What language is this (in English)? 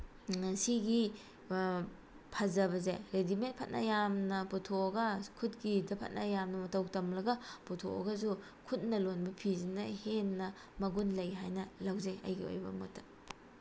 Manipuri